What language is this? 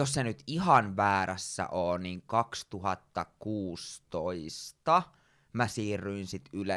Finnish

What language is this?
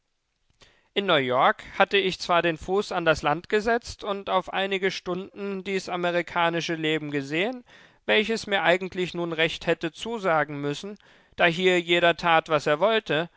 German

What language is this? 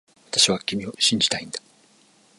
Japanese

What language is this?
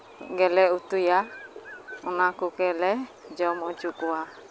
Santali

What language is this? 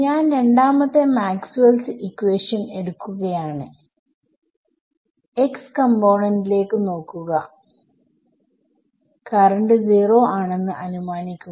Malayalam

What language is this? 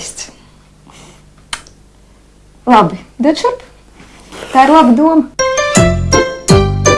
Russian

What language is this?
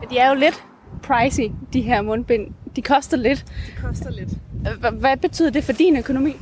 Danish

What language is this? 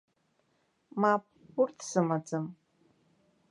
Abkhazian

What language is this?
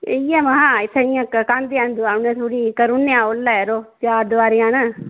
Dogri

